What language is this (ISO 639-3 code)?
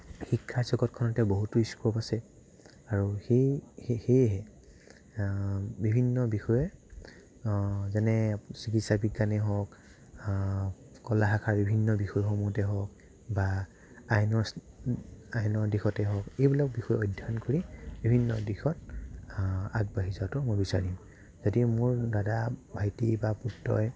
asm